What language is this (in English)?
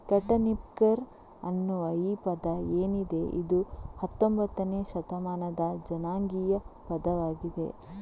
Kannada